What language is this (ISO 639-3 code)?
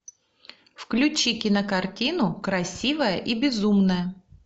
rus